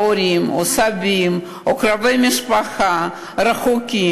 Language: Hebrew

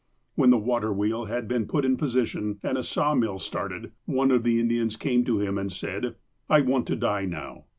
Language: English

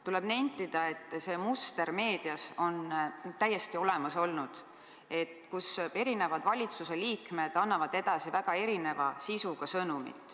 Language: Estonian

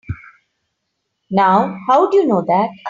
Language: English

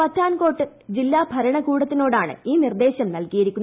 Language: Malayalam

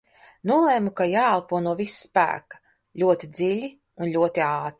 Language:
Latvian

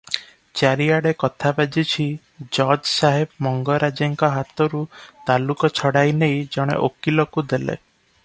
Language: Odia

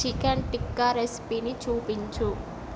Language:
Telugu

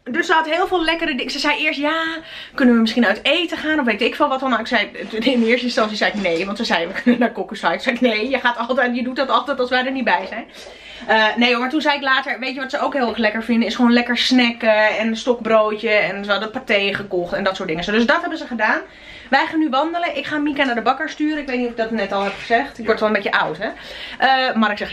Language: Dutch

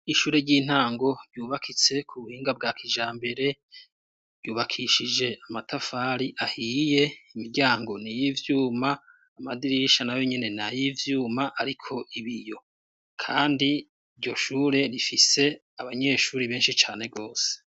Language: Rundi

